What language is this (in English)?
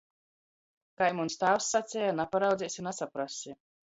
Latgalian